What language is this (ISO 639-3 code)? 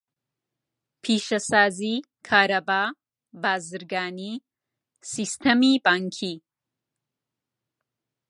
ckb